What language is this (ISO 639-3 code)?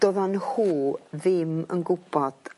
cym